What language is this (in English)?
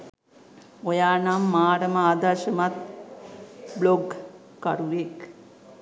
Sinhala